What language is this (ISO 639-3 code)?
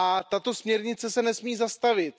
ces